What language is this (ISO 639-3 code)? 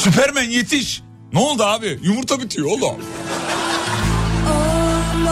tur